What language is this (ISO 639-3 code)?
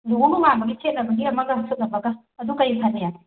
mni